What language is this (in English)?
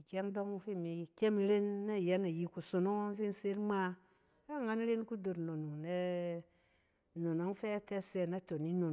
Cen